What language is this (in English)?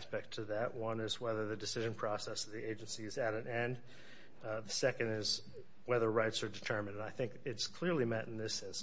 English